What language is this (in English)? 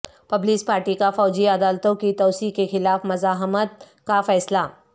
Urdu